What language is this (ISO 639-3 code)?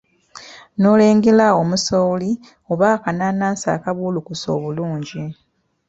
lug